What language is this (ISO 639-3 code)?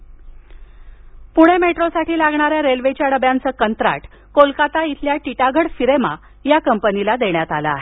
mar